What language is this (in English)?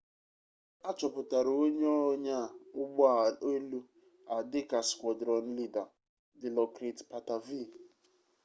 Igbo